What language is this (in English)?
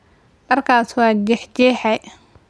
Somali